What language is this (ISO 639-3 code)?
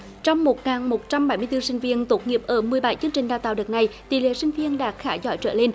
vie